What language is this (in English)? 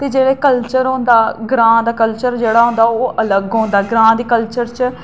Dogri